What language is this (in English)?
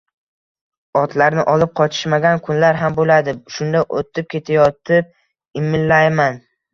Uzbek